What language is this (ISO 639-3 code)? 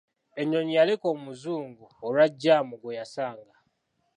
lug